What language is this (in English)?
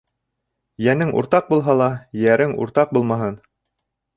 Bashkir